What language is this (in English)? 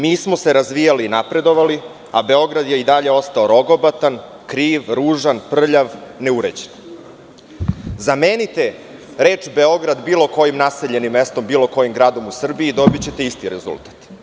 Serbian